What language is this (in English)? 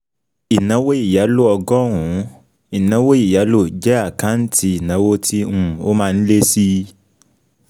Yoruba